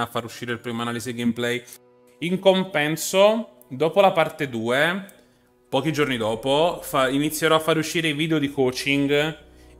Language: Italian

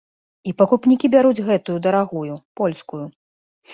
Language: Belarusian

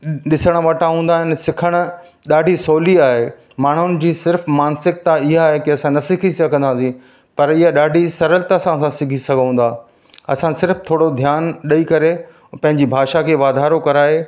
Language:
Sindhi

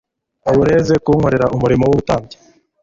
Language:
Kinyarwanda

